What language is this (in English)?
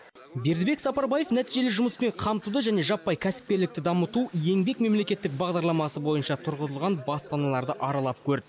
Kazakh